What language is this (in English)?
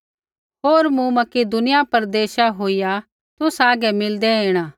Kullu Pahari